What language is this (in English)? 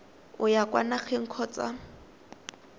Tswana